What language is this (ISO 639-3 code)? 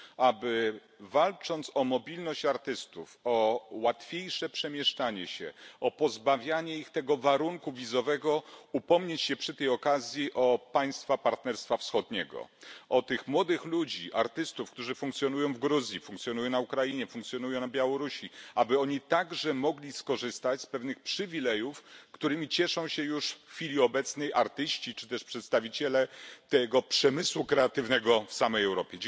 pol